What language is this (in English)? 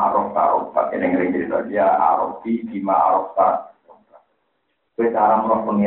Indonesian